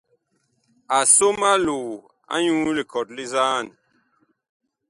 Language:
Bakoko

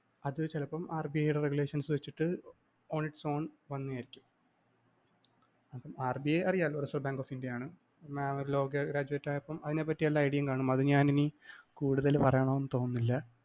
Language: Malayalam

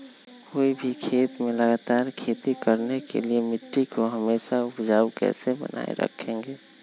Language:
Magahi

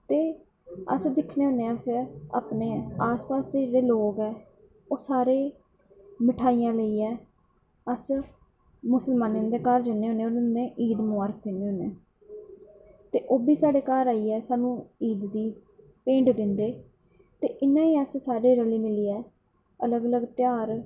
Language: Dogri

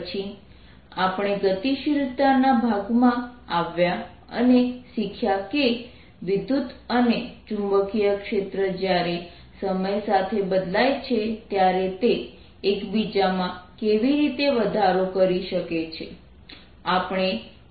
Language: Gujarati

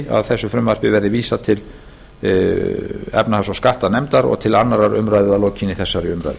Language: Icelandic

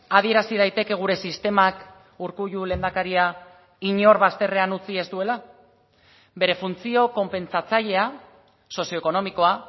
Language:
Basque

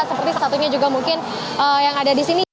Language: Indonesian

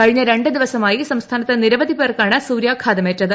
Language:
Malayalam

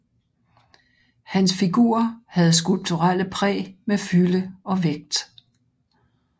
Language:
Danish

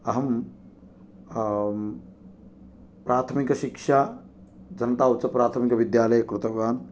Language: Sanskrit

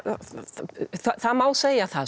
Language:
Icelandic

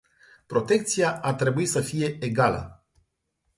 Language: Romanian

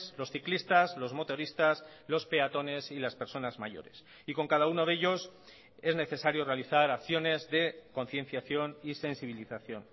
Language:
Spanish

